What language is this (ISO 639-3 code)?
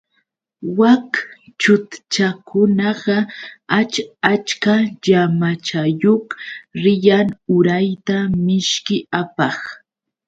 qux